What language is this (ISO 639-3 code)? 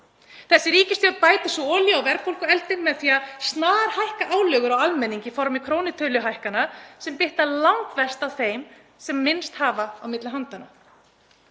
isl